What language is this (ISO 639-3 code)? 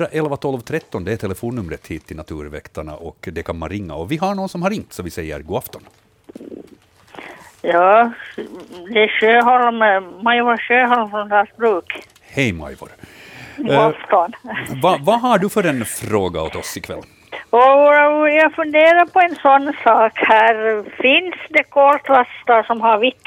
swe